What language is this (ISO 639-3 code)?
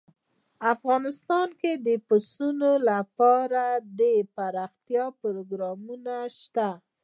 pus